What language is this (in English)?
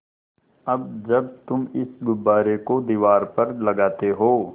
Hindi